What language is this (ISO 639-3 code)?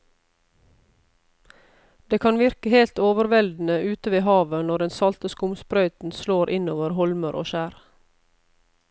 nor